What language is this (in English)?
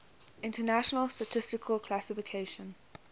English